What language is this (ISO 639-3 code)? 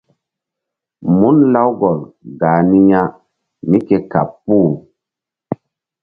mdd